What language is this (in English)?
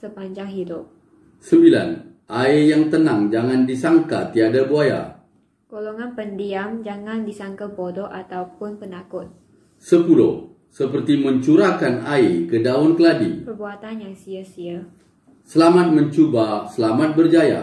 Malay